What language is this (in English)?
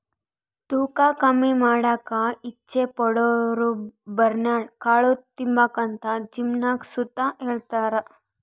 Kannada